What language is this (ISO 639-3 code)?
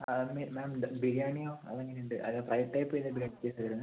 mal